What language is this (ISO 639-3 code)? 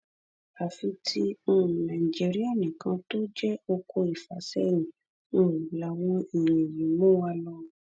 yor